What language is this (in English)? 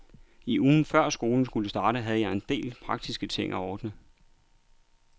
Danish